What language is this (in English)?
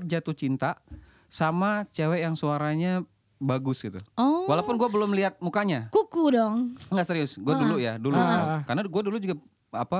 Indonesian